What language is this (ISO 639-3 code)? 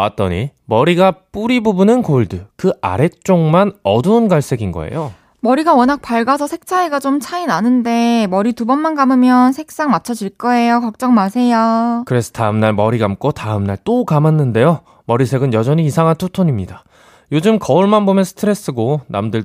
kor